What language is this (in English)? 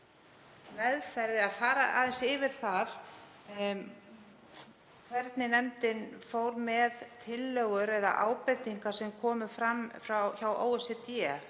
Icelandic